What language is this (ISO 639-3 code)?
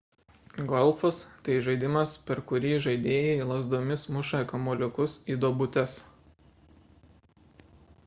lit